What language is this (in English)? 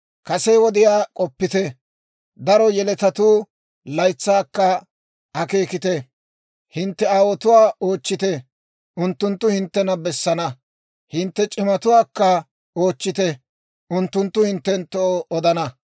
Dawro